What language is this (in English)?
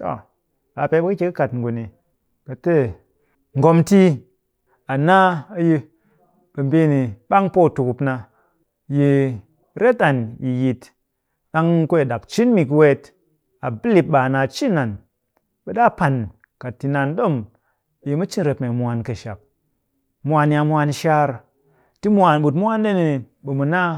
Cakfem-Mushere